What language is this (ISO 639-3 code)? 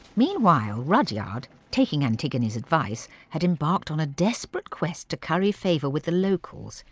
eng